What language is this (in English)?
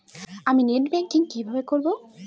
Bangla